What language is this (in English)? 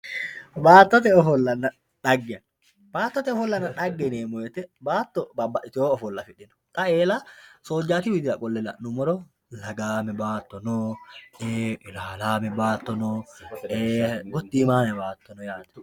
Sidamo